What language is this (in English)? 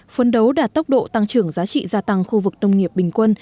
Vietnamese